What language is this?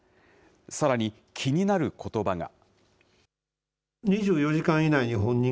Japanese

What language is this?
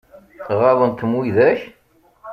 Kabyle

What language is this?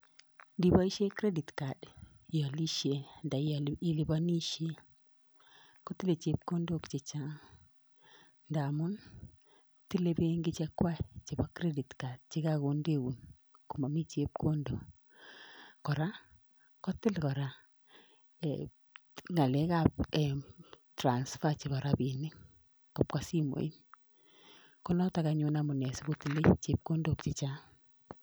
Kalenjin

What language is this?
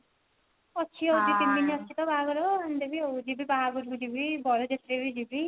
Odia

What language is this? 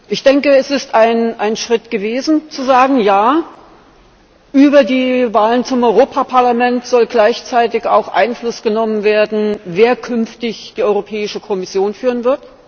German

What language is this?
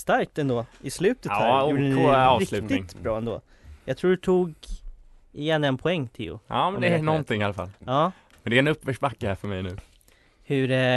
Swedish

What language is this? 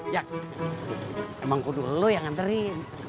Indonesian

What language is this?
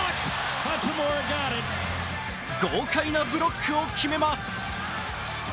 Japanese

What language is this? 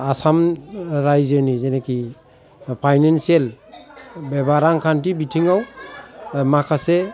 Bodo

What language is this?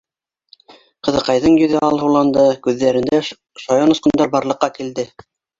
Bashkir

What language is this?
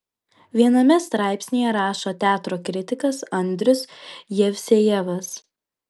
Lithuanian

